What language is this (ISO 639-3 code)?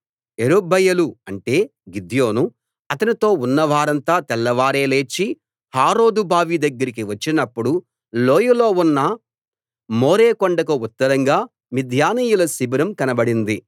tel